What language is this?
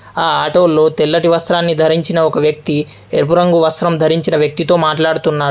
Telugu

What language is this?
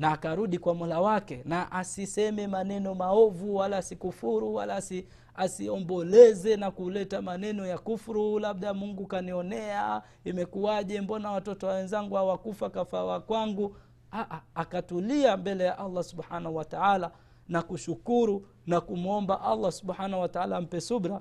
Swahili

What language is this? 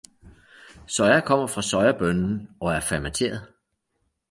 Danish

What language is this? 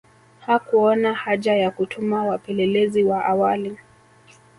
Swahili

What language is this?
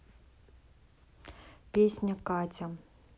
Russian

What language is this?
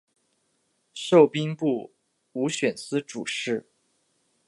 Chinese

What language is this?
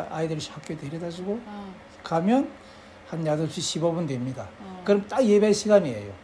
Korean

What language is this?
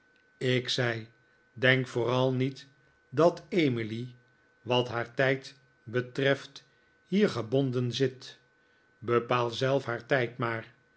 Dutch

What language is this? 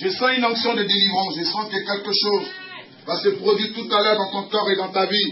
French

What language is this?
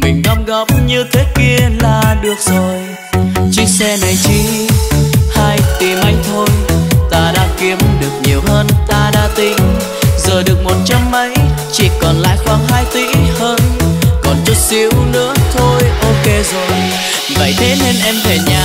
Vietnamese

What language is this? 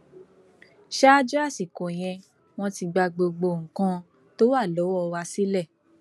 Yoruba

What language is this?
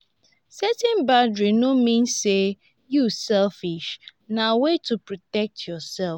Nigerian Pidgin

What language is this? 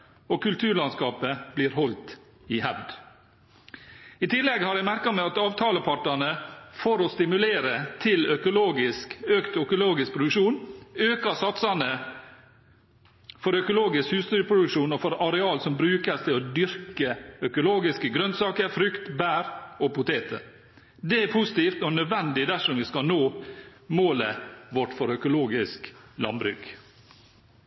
Norwegian Bokmål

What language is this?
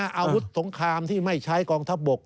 Thai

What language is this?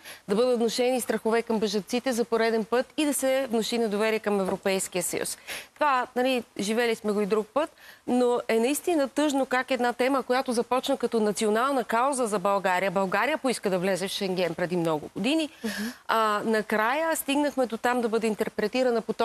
Bulgarian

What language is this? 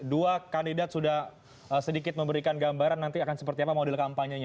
Indonesian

